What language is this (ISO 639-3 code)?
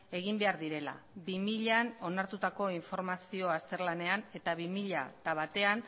eus